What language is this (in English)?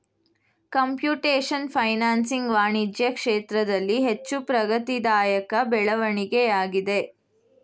Kannada